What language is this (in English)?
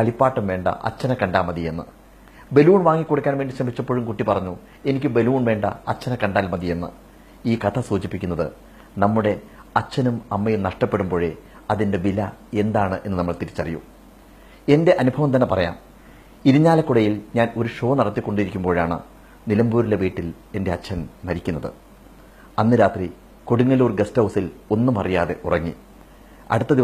Malayalam